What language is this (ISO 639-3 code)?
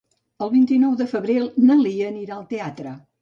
cat